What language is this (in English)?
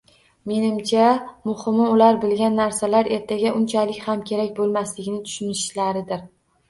Uzbek